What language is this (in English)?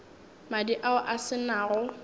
Northern Sotho